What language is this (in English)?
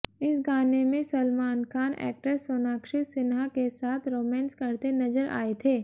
Hindi